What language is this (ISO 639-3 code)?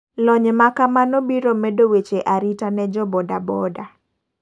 luo